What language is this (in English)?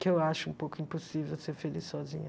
Portuguese